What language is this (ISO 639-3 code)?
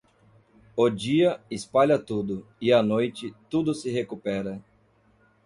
por